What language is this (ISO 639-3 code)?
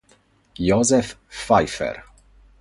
ita